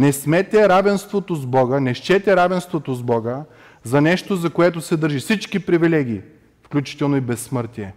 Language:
Bulgarian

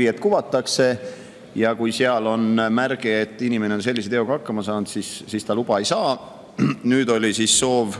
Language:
Finnish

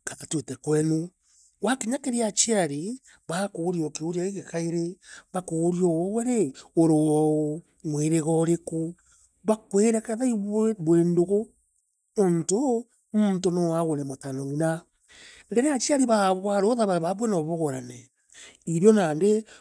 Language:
Meru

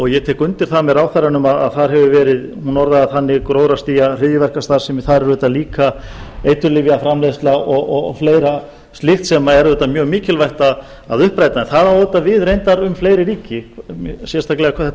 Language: Icelandic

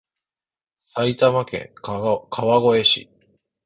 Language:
Japanese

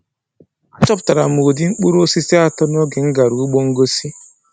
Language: Igbo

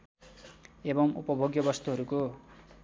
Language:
Nepali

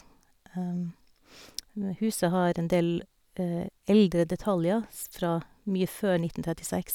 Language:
Norwegian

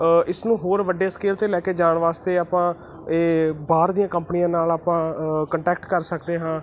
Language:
Punjabi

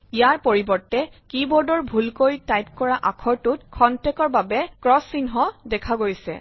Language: Assamese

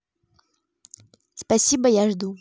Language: Russian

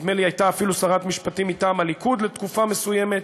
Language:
Hebrew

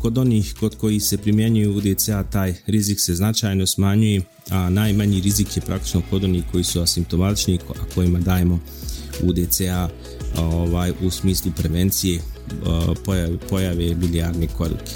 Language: Croatian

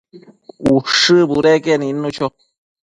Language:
Matsés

